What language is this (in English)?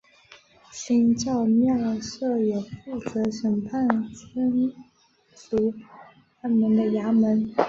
Chinese